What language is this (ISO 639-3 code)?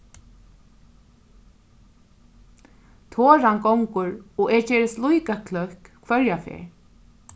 fao